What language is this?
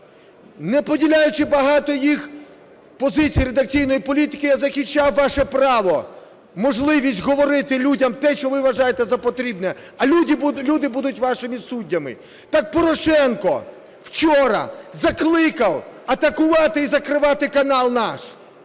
Ukrainian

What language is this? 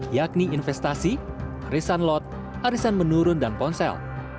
Indonesian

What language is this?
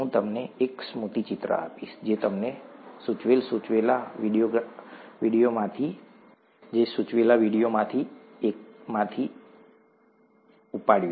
Gujarati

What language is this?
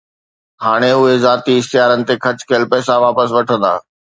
Sindhi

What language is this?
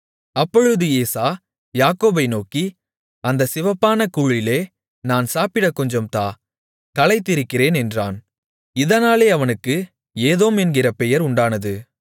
Tamil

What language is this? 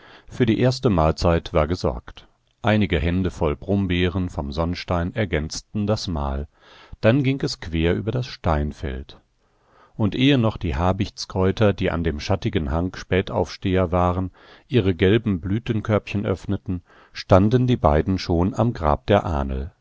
German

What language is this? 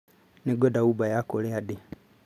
Kikuyu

